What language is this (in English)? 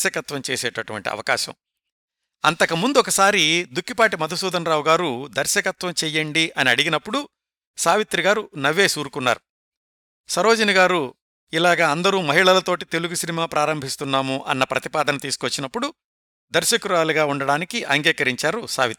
Telugu